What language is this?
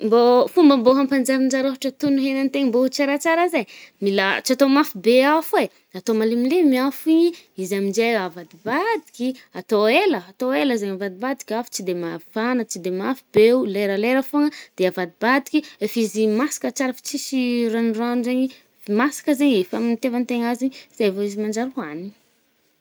Northern Betsimisaraka Malagasy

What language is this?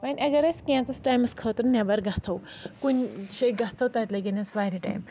Kashmiri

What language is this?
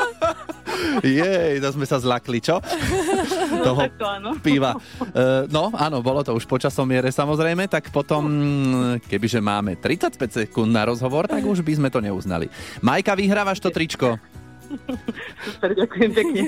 Slovak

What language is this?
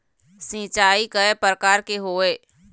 Chhattisgarhi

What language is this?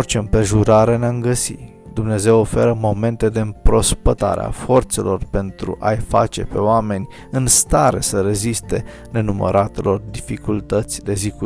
Romanian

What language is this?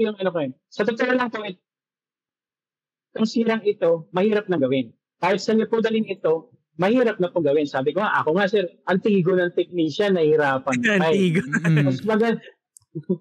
Filipino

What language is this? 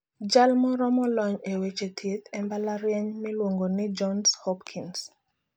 Luo (Kenya and Tanzania)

